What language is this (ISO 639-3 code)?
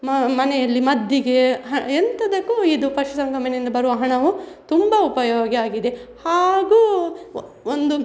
kan